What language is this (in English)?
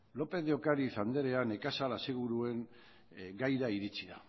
Basque